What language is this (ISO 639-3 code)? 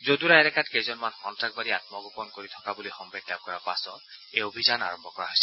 asm